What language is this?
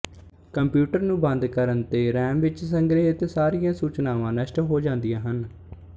Punjabi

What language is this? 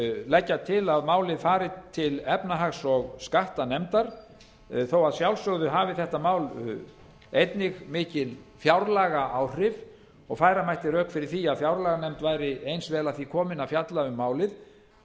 Icelandic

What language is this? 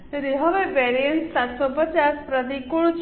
Gujarati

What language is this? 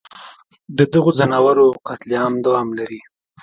Pashto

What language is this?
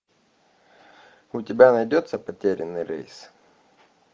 Russian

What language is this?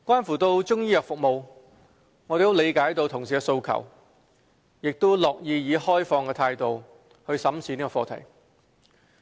Cantonese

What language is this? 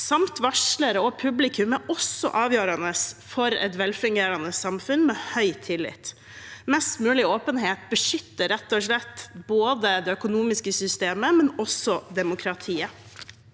Norwegian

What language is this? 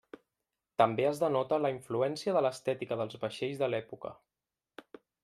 Catalan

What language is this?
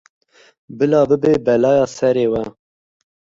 Kurdish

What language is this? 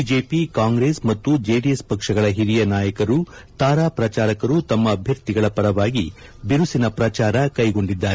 Kannada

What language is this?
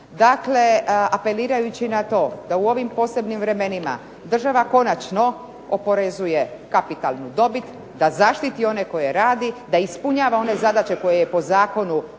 Croatian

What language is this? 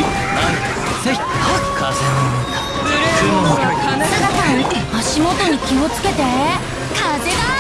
Japanese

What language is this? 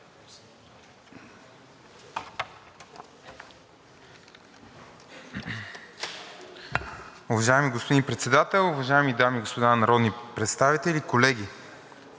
Bulgarian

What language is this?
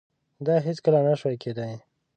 Pashto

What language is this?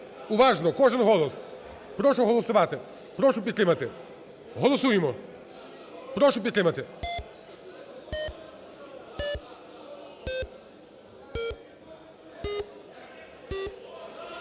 Ukrainian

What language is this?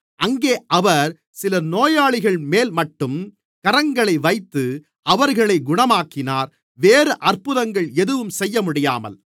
Tamil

